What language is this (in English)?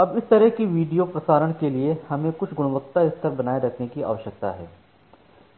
Hindi